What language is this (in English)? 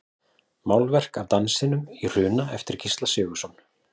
Icelandic